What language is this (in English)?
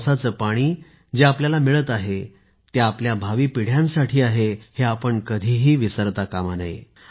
Marathi